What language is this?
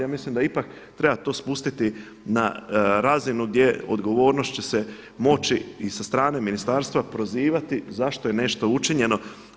Croatian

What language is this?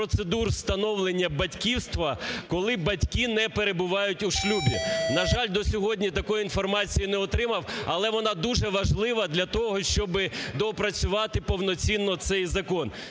Ukrainian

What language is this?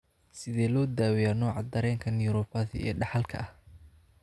Somali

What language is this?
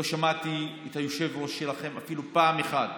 Hebrew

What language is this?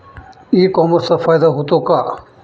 Marathi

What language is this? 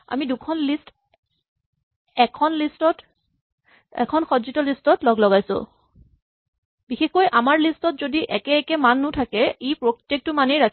Assamese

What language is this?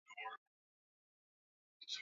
Swahili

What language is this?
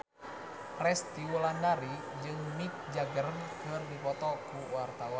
Sundanese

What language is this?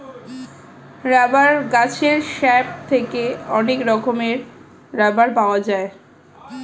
Bangla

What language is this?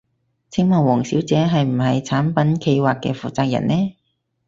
Cantonese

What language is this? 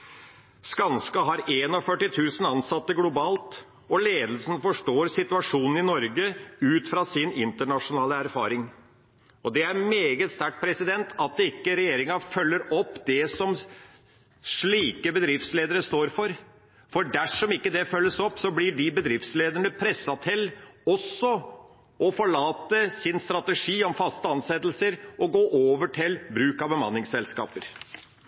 Norwegian Bokmål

